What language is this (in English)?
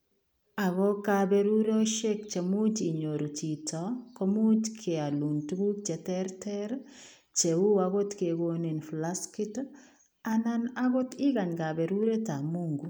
Kalenjin